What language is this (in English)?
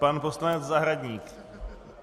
Czech